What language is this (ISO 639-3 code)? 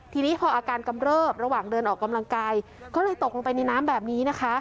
tha